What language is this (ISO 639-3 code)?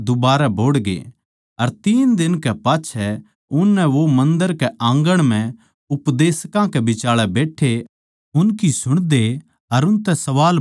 bgc